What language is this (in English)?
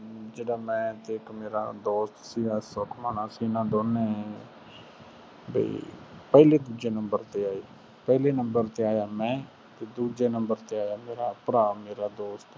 Punjabi